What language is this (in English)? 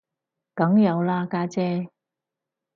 Cantonese